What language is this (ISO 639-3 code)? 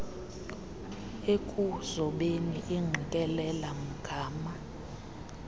xho